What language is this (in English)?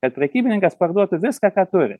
Lithuanian